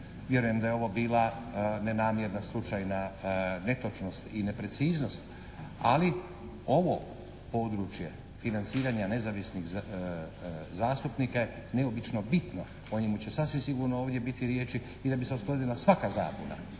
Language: Croatian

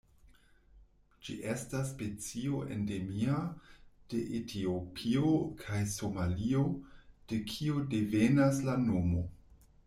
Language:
Esperanto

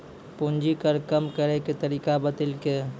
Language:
Maithili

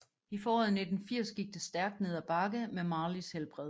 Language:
Danish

